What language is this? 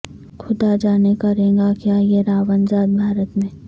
Urdu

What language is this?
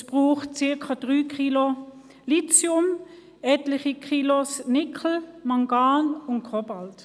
Swiss German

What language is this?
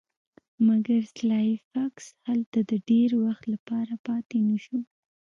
Pashto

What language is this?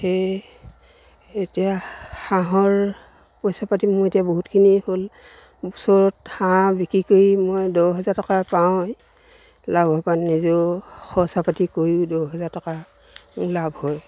Assamese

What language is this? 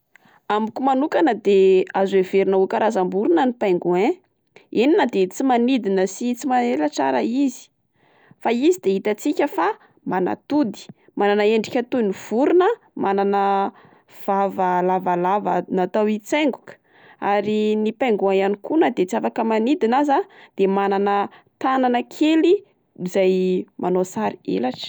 Malagasy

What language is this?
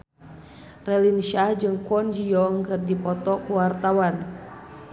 Sundanese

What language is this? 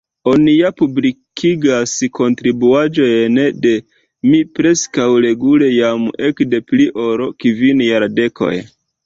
Esperanto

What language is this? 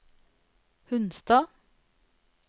Norwegian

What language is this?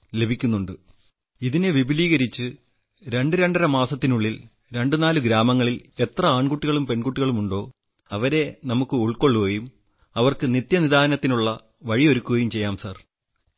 Malayalam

